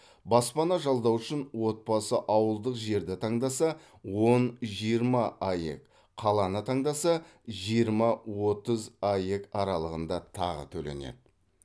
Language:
Kazakh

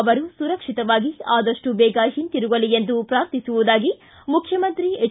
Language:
Kannada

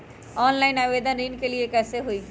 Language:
Magahi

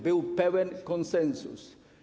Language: Polish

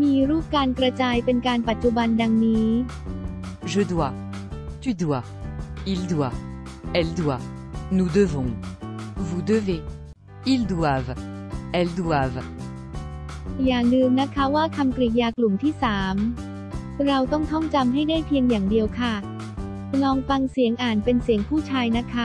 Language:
Thai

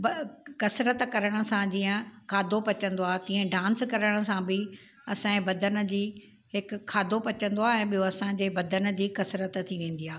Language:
Sindhi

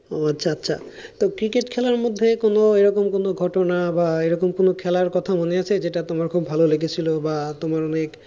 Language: Bangla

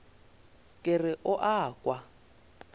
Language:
Northern Sotho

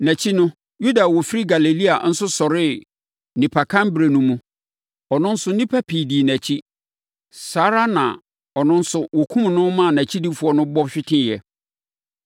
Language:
Akan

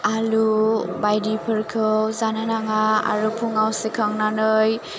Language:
Bodo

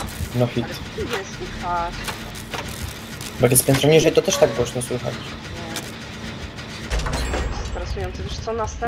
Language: Polish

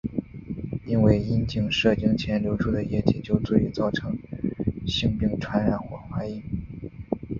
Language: Chinese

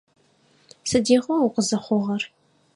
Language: Adyghe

